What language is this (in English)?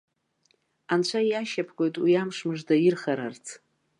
Abkhazian